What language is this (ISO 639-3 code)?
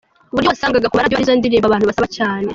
kin